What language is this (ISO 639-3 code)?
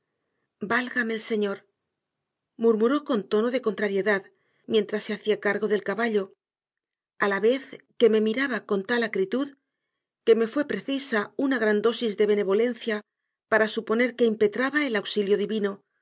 spa